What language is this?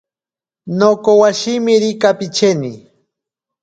Ashéninka Perené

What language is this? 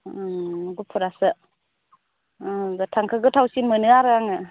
Bodo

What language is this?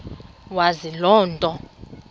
Xhosa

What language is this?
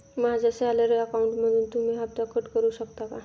Marathi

